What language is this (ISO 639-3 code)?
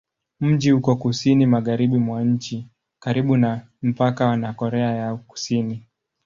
swa